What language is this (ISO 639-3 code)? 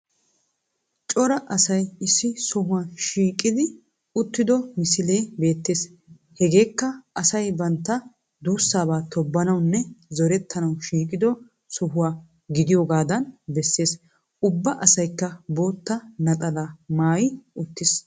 wal